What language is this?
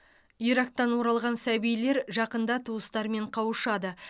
Kazakh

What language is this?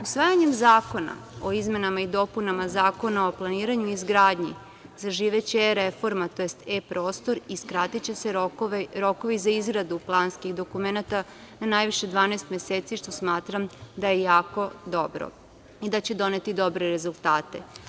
Serbian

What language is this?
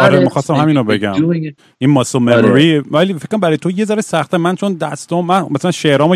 Persian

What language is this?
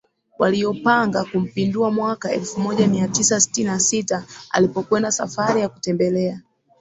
Swahili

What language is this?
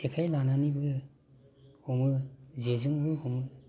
Bodo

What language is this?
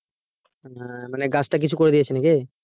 Bangla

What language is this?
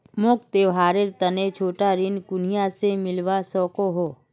Magahi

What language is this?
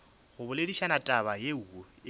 Northern Sotho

